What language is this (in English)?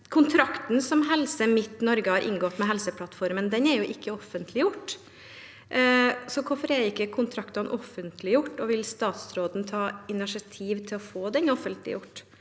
Norwegian